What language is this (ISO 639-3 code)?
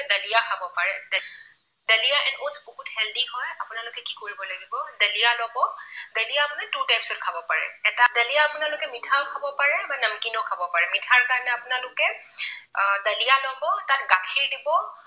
asm